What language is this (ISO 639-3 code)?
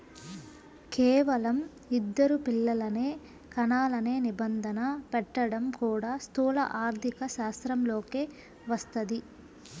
tel